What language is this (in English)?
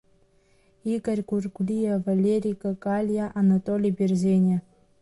Abkhazian